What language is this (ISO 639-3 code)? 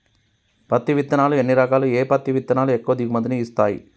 tel